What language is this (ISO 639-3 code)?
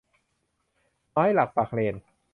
tha